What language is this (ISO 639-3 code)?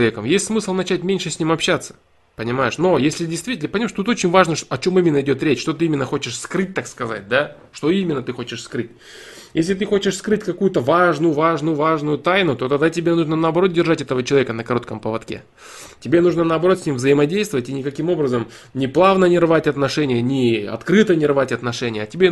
rus